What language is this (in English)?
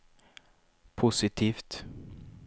Swedish